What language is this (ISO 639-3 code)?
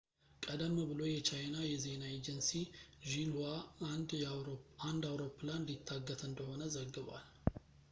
amh